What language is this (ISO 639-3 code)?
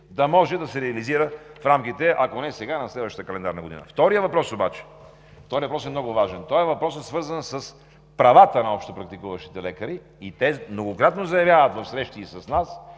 bul